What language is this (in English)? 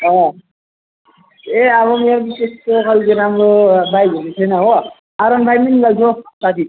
Nepali